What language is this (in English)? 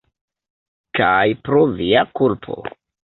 Esperanto